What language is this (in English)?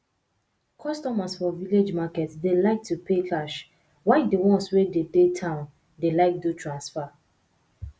Nigerian Pidgin